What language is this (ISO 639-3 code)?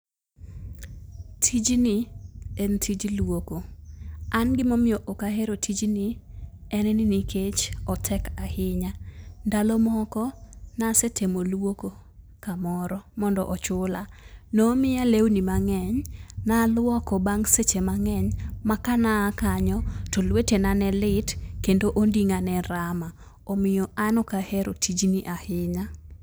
luo